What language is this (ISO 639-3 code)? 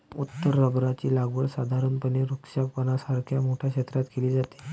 mar